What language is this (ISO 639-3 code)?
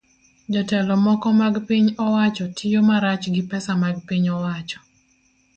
luo